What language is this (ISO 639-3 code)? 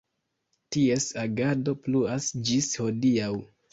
epo